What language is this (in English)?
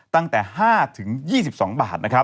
Thai